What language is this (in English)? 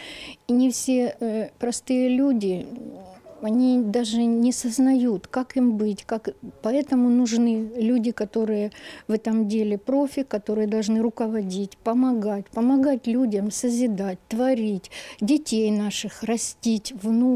Russian